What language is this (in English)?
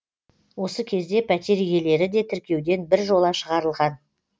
Kazakh